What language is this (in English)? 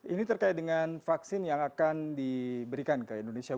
Indonesian